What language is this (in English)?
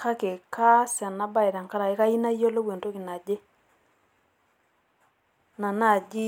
Masai